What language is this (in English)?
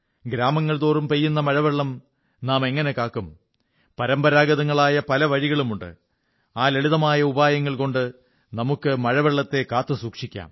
Malayalam